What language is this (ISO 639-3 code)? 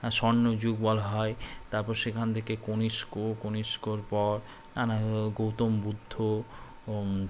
ben